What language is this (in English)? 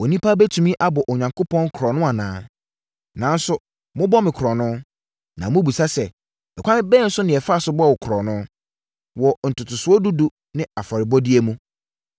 Akan